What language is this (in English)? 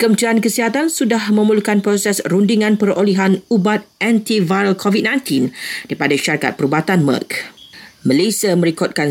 Malay